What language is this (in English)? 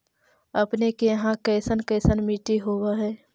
Magahi